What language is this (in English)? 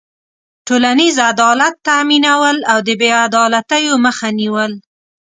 Pashto